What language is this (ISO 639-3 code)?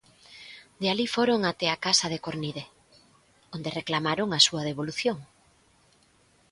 glg